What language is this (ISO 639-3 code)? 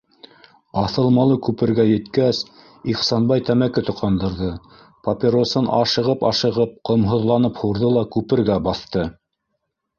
bak